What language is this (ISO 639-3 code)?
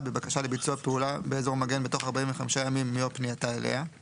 heb